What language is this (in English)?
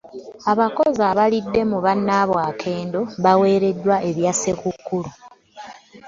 Ganda